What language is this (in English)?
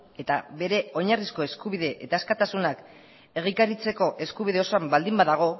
Basque